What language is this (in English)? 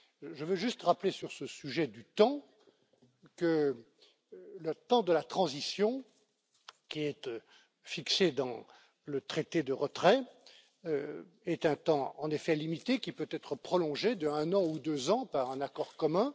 French